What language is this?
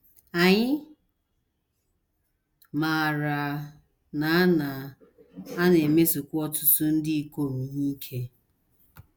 Igbo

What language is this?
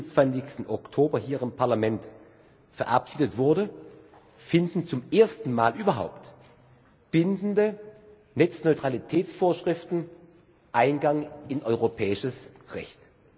German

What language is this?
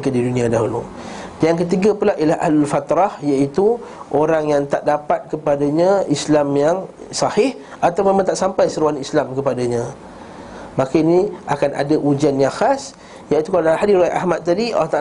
Malay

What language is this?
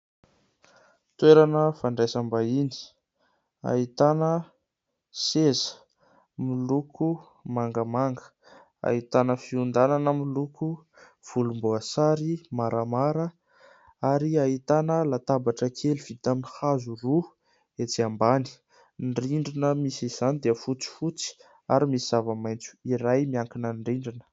Malagasy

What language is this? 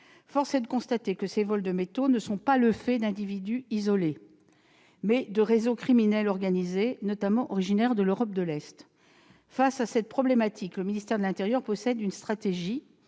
French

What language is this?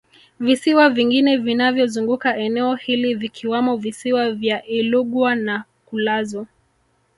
Swahili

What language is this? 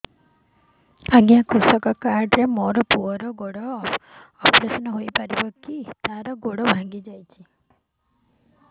Odia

